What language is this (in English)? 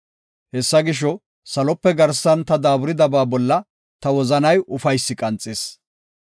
Gofa